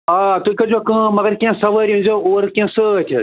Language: Kashmiri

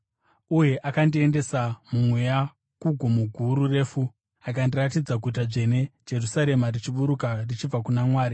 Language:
Shona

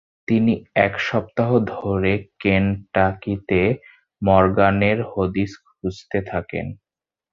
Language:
Bangla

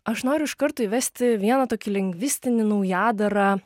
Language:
Lithuanian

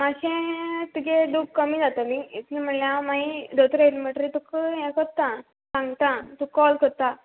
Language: Konkani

